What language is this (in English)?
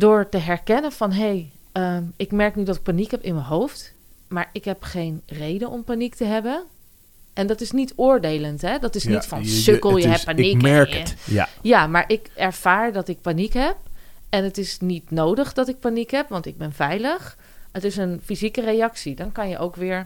Dutch